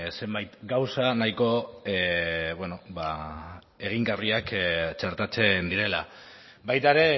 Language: Basque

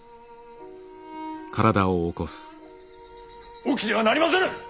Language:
Japanese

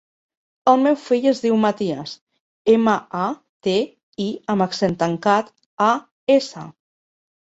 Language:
Catalan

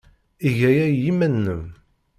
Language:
Kabyle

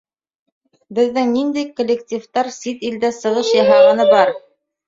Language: Bashkir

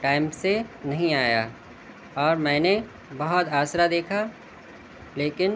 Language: Urdu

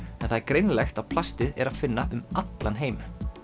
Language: Icelandic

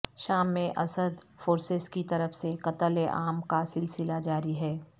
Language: Urdu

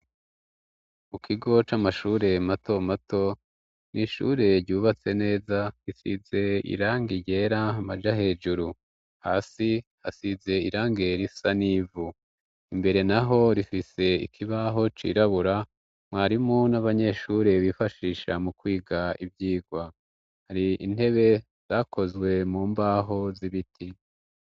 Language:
Rundi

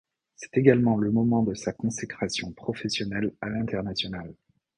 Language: French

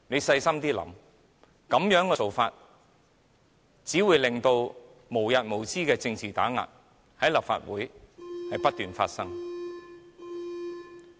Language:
Cantonese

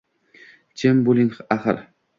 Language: Uzbek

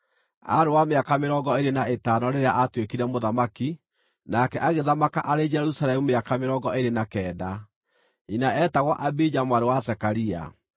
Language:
Kikuyu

